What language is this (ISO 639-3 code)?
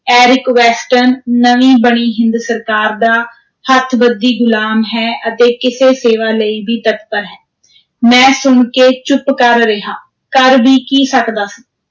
pan